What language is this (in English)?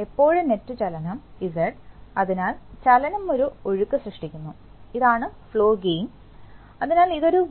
Malayalam